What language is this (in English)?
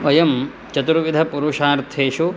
Sanskrit